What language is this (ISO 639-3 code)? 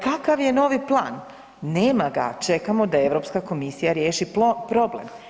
hrv